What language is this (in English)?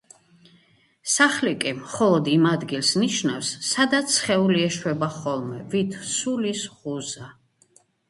Georgian